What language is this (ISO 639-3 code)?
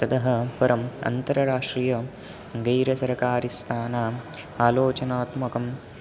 san